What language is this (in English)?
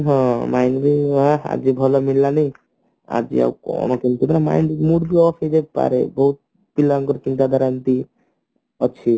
Odia